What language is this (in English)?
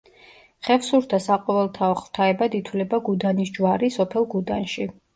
Georgian